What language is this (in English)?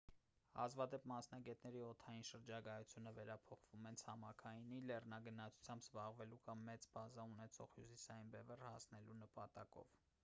Armenian